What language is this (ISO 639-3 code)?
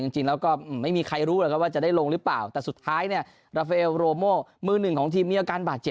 tha